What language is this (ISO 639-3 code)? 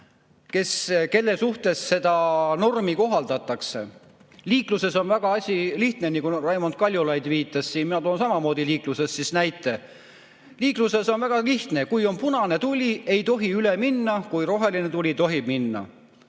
est